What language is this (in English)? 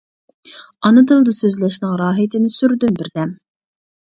Uyghur